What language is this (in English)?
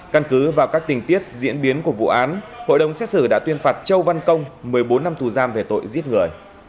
Vietnamese